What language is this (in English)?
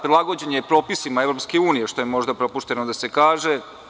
Serbian